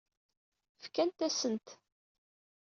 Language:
Kabyle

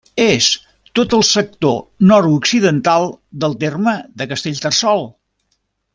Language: Catalan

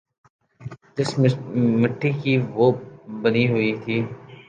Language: Urdu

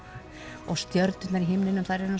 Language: Icelandic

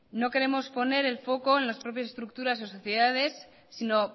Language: Spanish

